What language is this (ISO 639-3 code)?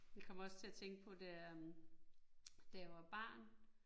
dan